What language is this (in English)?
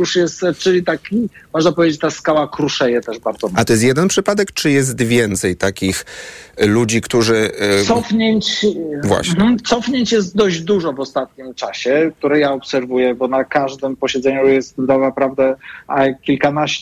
Polish